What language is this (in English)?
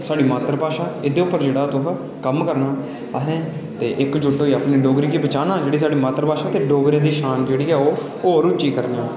Dogri